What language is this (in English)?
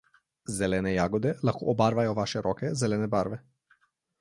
Slovenian